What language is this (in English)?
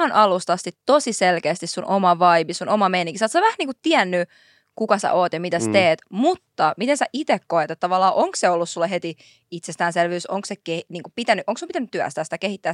Finnish